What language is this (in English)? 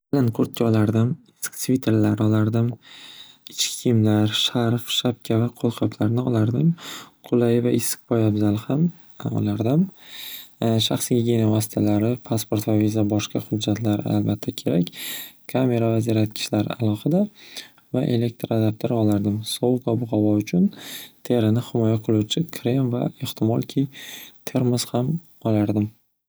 Uzbek